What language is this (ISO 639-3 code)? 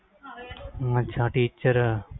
pan